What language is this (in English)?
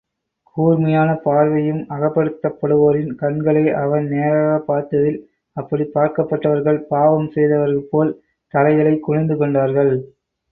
Tamil